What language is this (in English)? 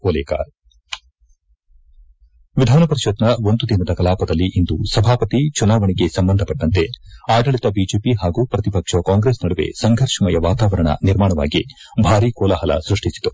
Kannada